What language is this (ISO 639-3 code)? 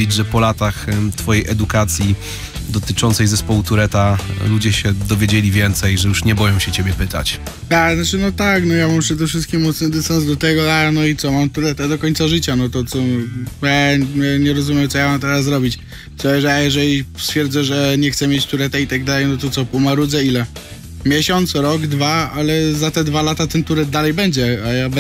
pol